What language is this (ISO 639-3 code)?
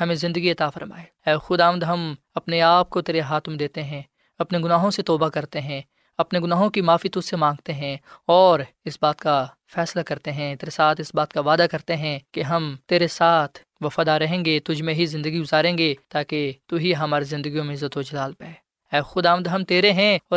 urd